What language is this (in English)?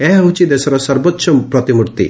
Odia